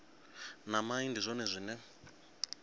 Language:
Venda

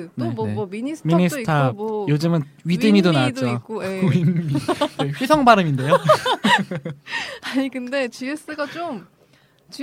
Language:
Korean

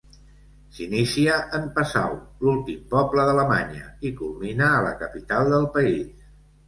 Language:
Catalan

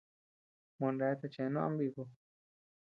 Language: Tepeuxila Cuicatec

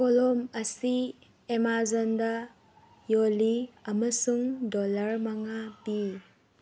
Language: Manipuri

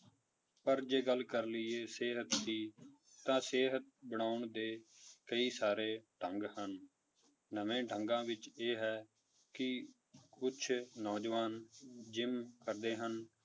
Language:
Punjabi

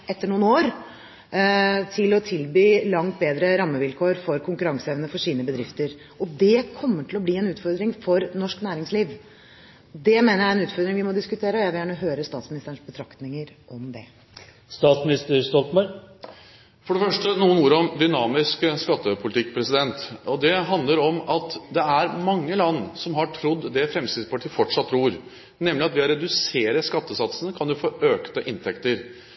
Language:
Norwegian Bokmål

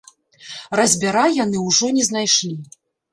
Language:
Belarusian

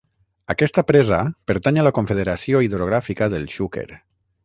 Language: Catalan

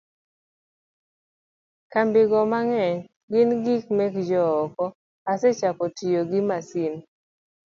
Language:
Luo (Kenya and Tanzania)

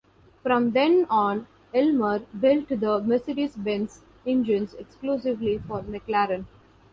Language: English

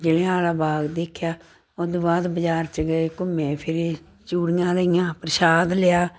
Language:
Punjabi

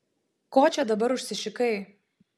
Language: Lithuanian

